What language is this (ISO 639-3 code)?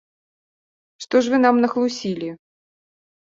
bel